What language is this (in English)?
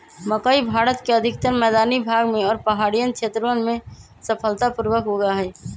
Magahi